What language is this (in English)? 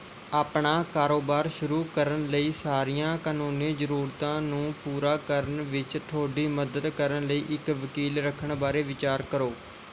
Punjabi